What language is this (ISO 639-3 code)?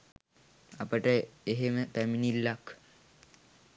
sin